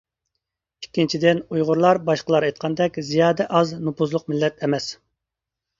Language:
Uyghur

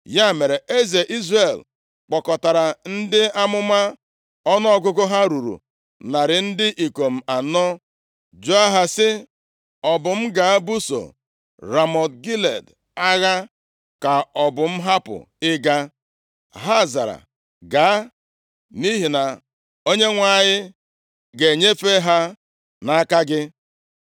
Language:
Igbo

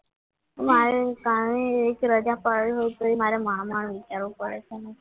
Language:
Gujarati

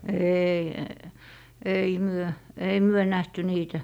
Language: Finnish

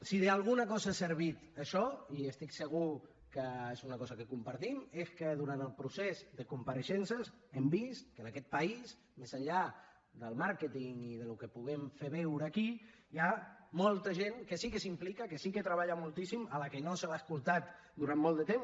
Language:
Catalan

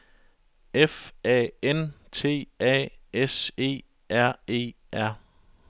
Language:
Danish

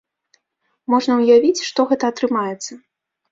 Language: Belarusian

